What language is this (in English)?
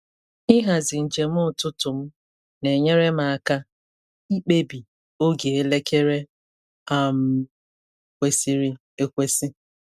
Igbo